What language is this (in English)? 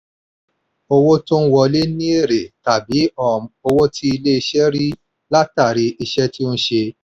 Yoruba